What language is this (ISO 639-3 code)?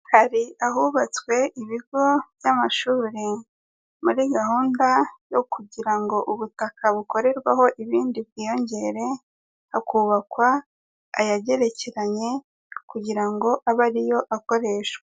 kin